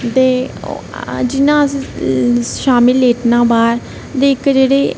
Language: Dogri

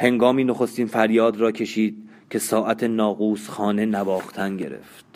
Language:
Persian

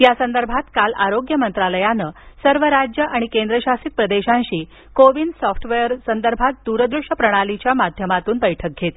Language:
Marathi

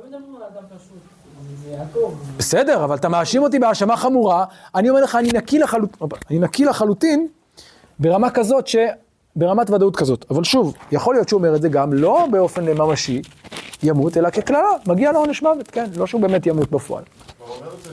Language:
Hebrew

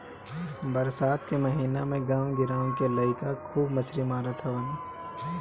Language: Bhojpuri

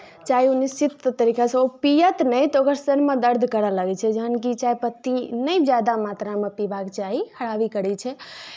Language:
Maithili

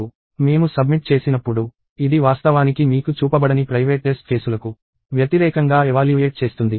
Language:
Telugu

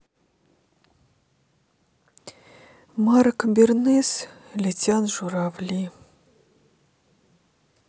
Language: Russian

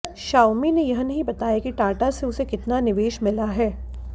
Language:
Hindi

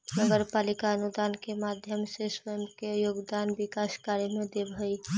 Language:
Magahi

